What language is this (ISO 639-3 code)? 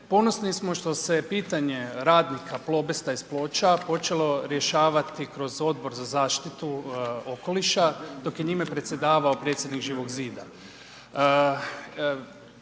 hrv